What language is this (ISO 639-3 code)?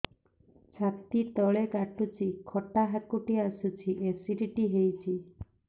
ori